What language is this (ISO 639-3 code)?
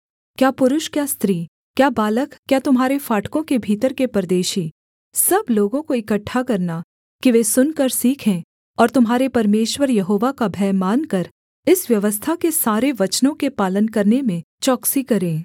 hin